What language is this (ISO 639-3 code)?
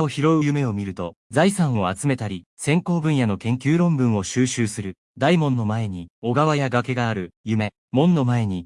jpn